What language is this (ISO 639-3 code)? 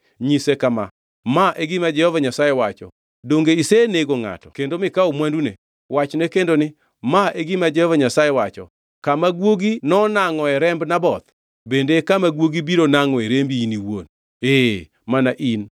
luo